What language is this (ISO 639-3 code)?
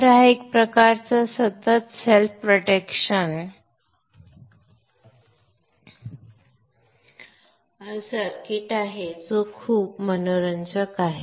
mar